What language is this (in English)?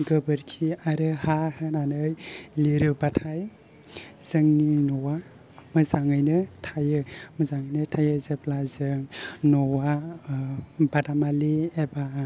Bodo